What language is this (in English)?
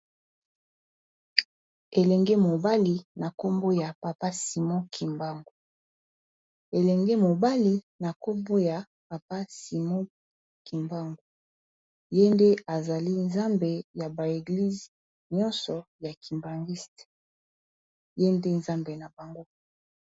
Lingala